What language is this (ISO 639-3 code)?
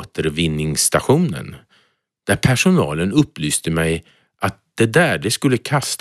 swe